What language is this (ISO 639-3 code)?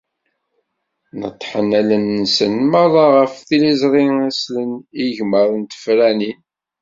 kab